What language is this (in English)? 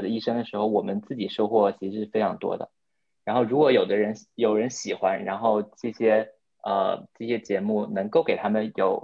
Chinese